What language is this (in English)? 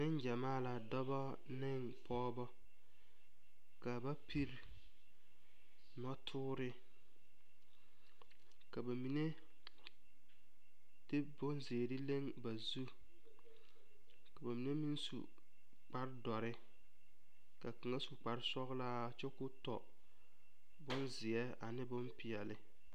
Southern Dagaare